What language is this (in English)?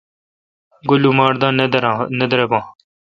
Kalkoti